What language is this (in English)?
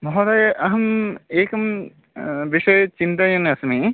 Sanskrit